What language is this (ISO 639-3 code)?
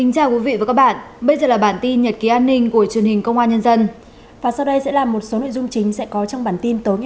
vie